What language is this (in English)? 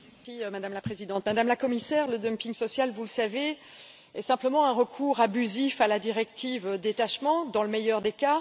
French